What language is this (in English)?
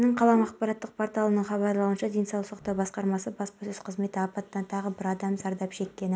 Kazakh